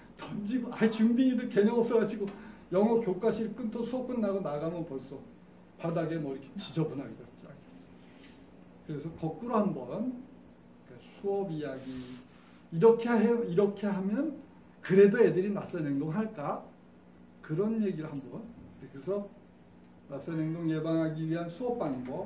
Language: Korean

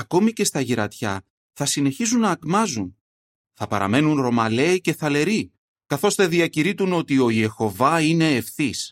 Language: Greek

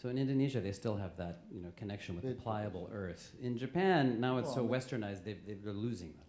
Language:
English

